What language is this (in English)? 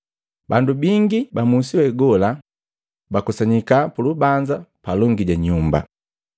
Matengo